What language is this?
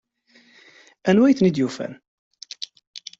Kabyle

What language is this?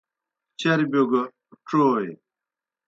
Kohistani Shina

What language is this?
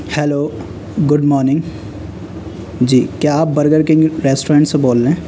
Urdu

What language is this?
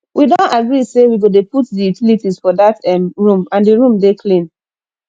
Nigerian Pidgin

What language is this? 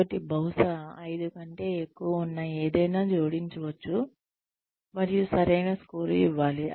Telugu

